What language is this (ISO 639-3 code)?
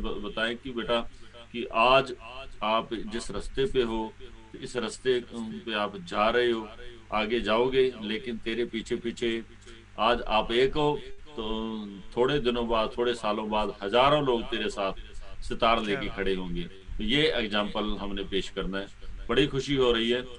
hin